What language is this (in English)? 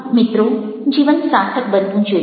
Gujarati